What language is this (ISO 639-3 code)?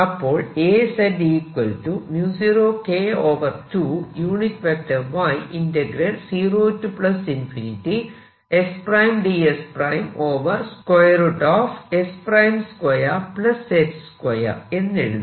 mal